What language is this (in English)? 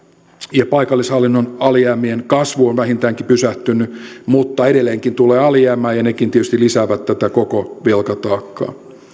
Finnish